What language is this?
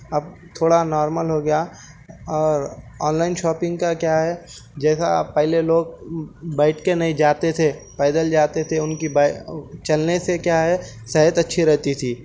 Urdu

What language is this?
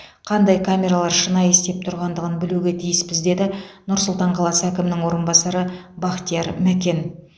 Kazakh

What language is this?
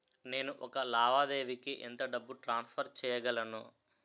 Telugu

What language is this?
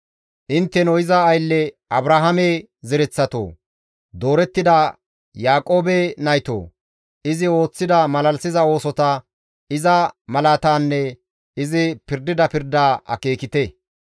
Gamo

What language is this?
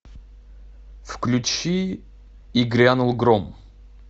Russian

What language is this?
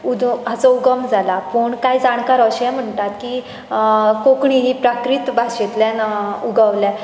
Konkani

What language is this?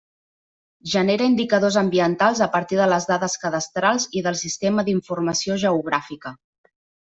Catalan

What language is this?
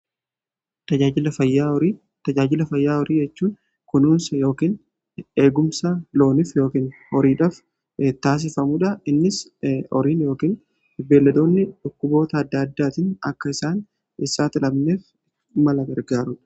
Oromo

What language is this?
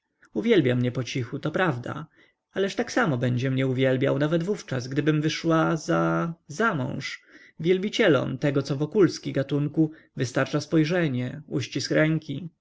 Polish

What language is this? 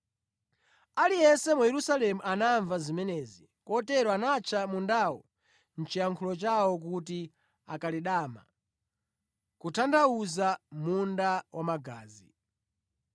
Nyanja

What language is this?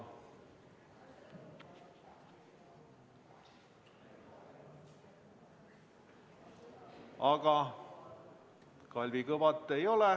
Estonian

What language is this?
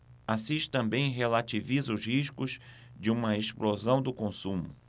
Portuguese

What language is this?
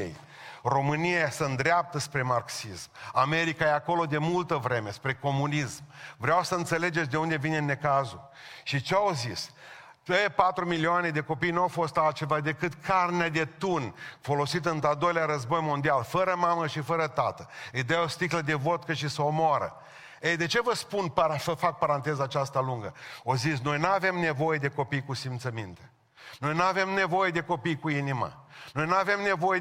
Romanian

